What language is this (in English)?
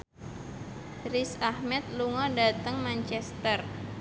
Javanese